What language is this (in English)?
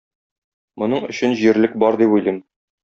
Tatar